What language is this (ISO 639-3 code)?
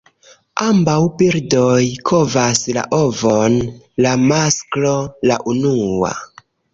epo